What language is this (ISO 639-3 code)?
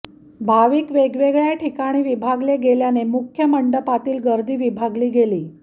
mar